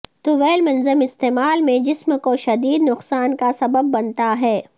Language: Urdu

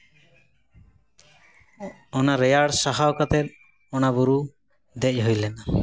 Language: Santali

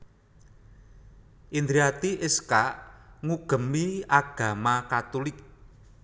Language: Javanese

